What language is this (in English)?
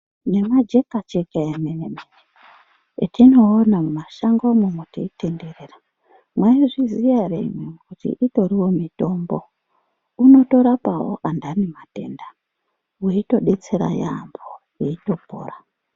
Ndau